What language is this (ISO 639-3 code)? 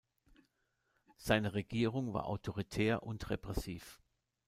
deu